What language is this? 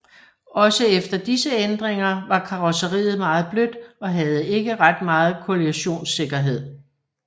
Danish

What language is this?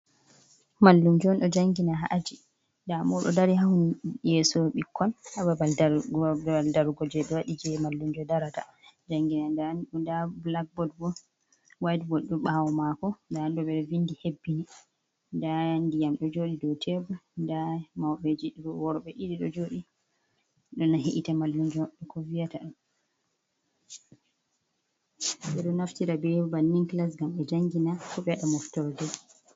Fula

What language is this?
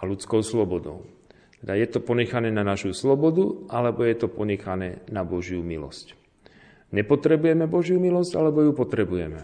Slovak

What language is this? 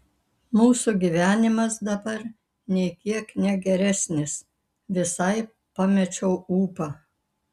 Lithuanian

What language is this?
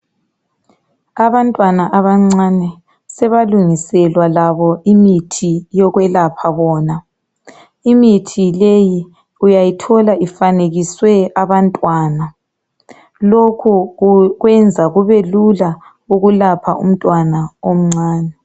North Ndebele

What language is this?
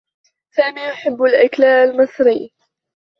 Arabic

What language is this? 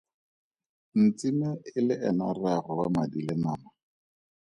Tswana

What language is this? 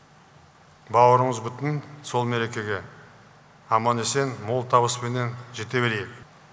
Kazakh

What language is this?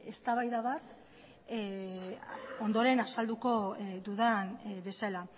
Basque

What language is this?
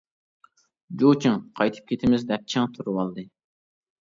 Uyghur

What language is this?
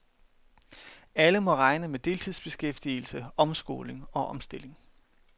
Danish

